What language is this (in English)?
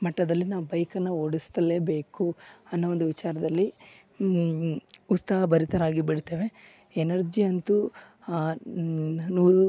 Kannada